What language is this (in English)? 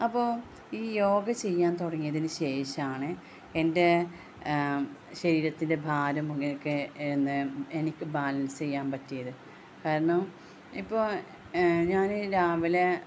Malayalam